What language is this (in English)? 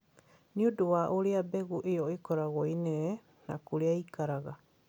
Kikuyu